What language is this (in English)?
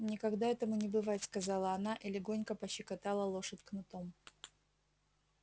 Russian